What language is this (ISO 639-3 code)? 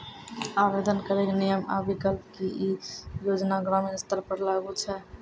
mai